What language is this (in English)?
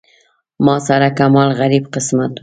Pashto